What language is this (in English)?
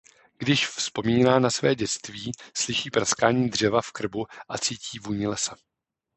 Czech